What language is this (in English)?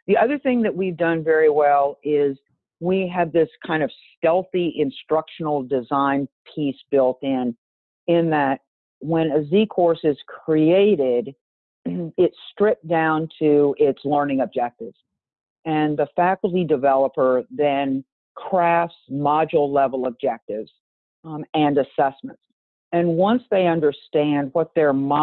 English